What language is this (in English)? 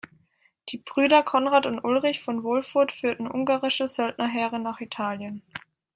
German